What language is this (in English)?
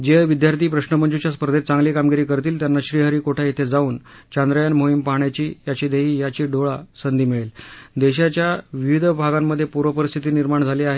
Marathi